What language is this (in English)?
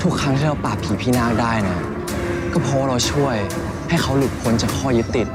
Thai